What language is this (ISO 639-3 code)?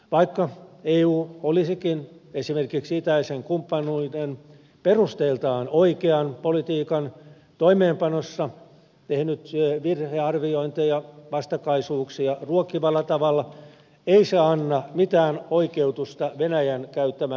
fin